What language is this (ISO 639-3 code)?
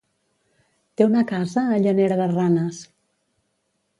cat